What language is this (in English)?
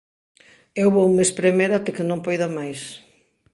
Galician